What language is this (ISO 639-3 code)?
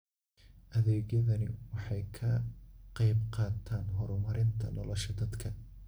som